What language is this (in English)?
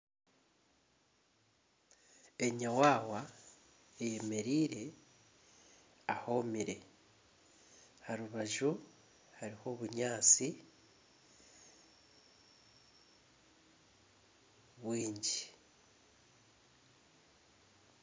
Nyankole